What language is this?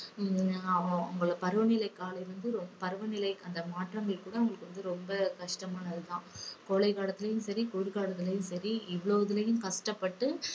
Tamil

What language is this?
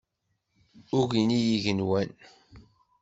Kabyle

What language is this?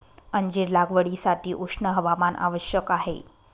Marathi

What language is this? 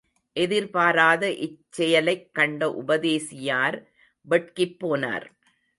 Tamil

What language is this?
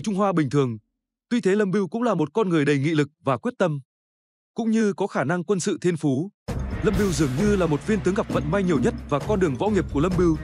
Vietnamese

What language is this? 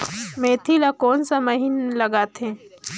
Chhattisgarhi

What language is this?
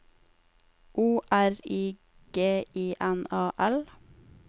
Norwegian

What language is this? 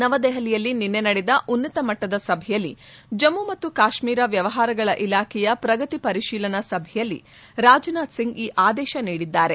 Kannada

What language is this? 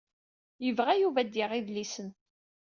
Kabyle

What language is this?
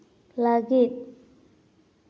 Santali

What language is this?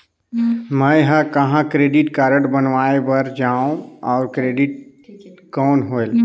Chhattisgarhi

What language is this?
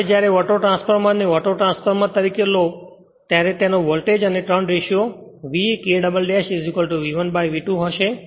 Gujarati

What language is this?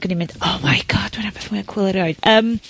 Welsh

